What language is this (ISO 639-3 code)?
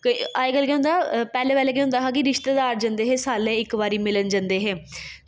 doi